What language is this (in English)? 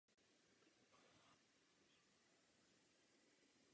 Czech